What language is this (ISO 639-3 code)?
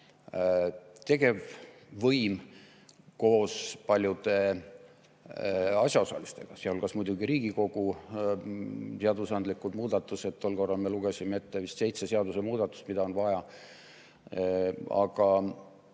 est